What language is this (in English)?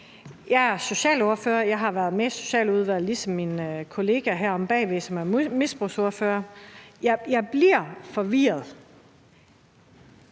Danish